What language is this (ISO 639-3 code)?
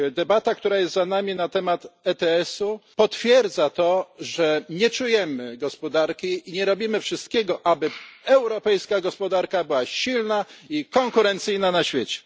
pol